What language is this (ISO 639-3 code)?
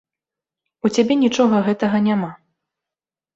bel